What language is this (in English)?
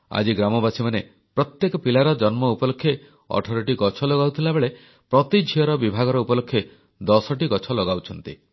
Odia